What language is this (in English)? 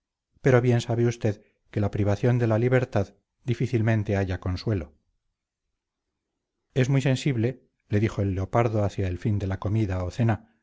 Spanish